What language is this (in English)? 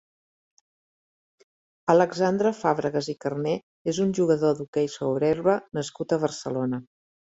Catalan